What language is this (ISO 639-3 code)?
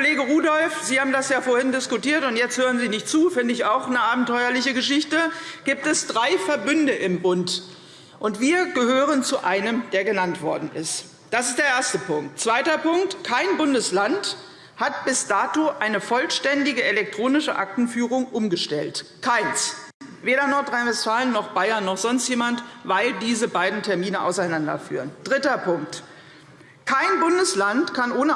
deu